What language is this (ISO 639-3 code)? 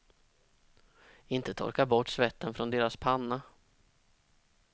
swe